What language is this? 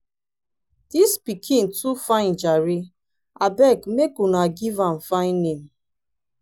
Nigerian Pidgin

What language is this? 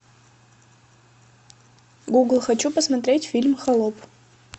Russian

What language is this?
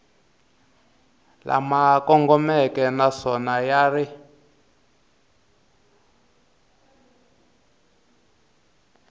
Tsonga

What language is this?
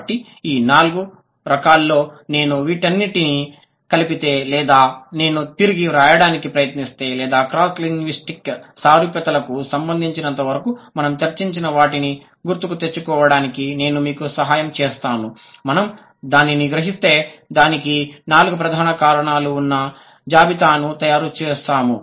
Telugu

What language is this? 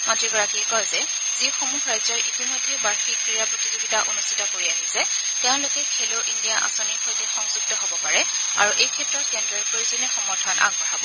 Assamese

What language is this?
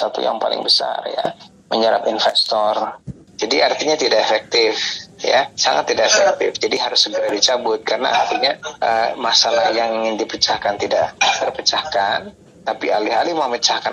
Indonesian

